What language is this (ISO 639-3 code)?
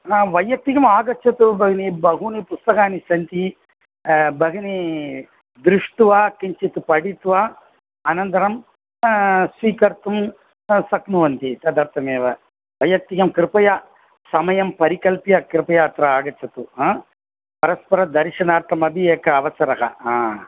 san